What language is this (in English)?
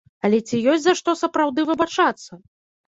Belarusian